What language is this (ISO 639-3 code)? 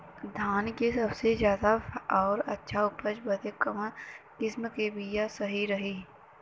bho